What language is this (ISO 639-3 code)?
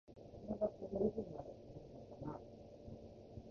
jpn